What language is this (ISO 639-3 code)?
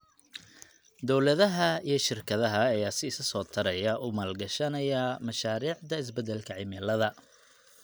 som